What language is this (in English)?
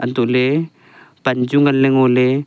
Wancho Naga